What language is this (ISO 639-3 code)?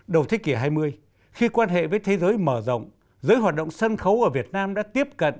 vie